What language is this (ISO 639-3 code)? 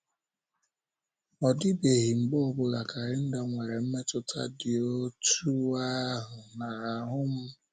ibo